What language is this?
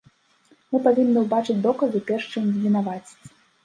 Belarusian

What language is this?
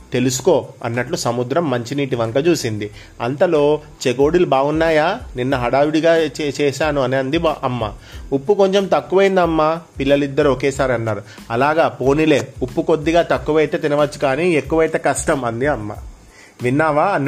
Telugu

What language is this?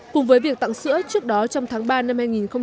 Vietnamese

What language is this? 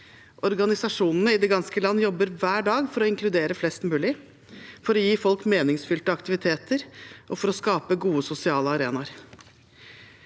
Norwegian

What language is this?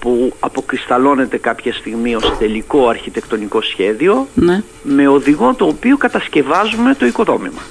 Greek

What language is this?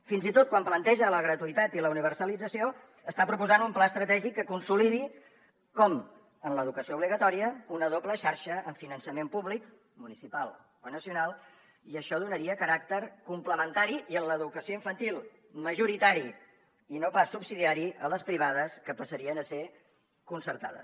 Catalan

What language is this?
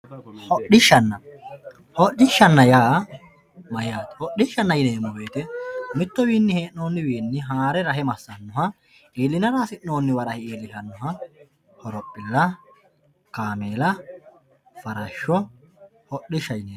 Sidamo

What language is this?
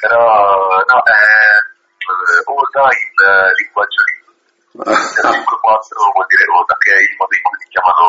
Italian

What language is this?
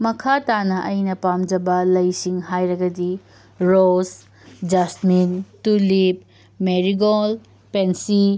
Manipuri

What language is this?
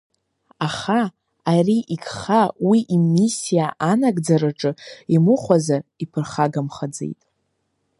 Abkhazian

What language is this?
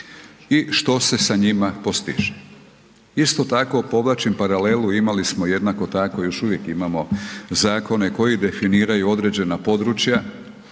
Croatian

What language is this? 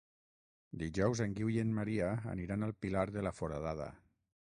Catalan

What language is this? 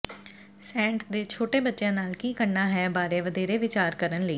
Punjabi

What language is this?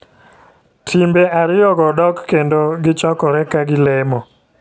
Luo (Kenya and Tanzania)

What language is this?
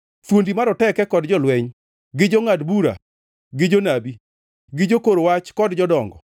Luo (Kenya and Tanzania)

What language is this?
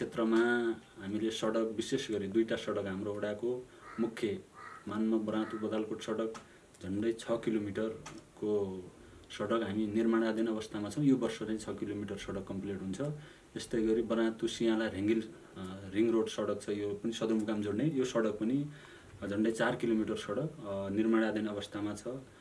Nepali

